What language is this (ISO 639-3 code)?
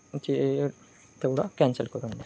mar